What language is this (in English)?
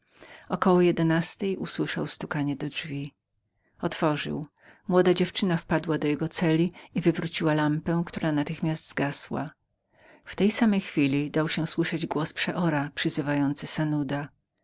Polish